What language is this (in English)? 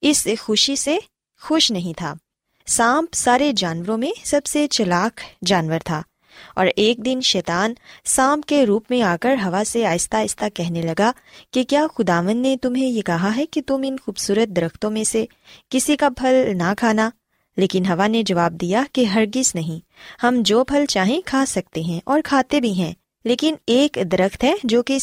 Urdu